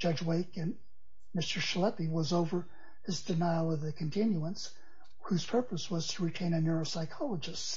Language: English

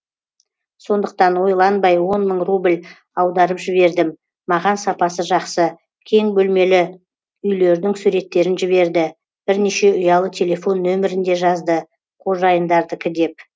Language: Kazakh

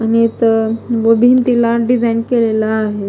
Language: Marathi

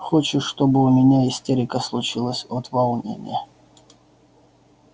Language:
Russian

